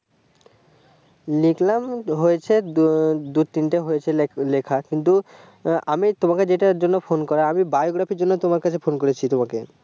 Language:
Bangla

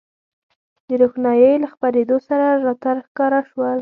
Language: Pashto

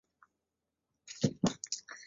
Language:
Chinese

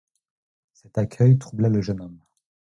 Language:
French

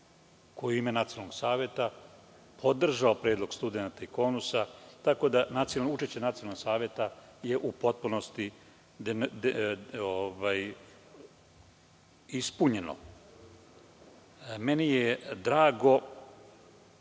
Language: Serbian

